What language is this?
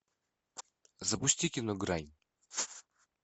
Russian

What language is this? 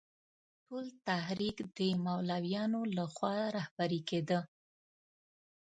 Pashto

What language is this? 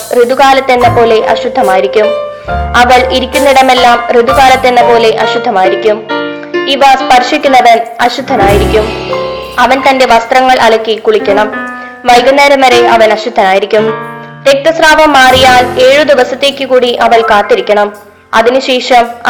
Malayalam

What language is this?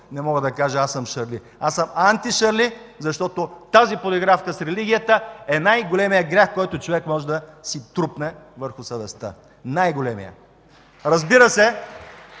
Bulgarian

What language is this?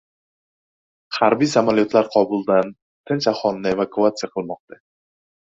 Uzbek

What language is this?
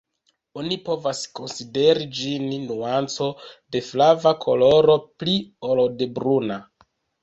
Esperanto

